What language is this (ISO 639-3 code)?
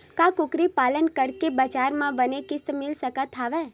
hne